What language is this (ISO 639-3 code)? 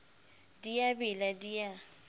sot